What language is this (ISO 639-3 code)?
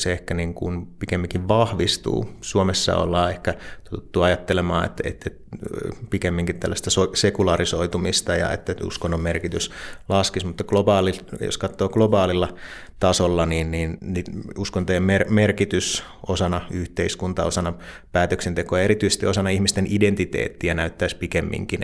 fin